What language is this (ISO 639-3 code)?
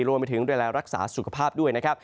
tha